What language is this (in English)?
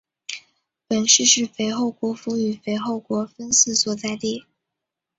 Chinese